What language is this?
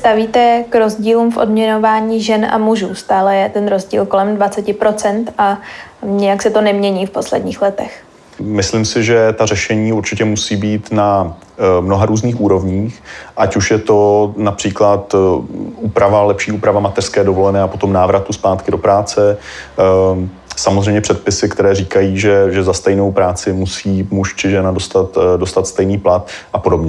Czech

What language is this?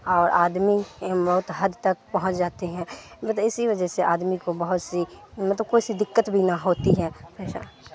Urdu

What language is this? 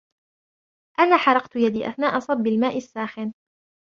Arabic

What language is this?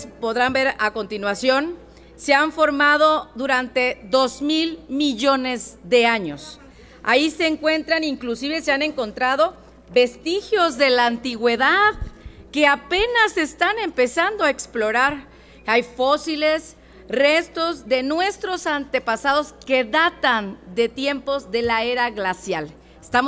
Spanish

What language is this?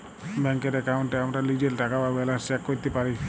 Bangla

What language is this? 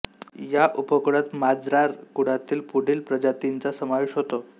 Marathi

